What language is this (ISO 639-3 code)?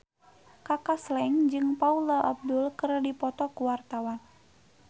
sun